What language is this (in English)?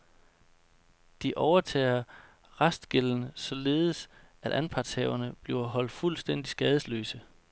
Danish